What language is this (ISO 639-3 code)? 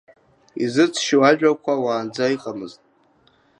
abk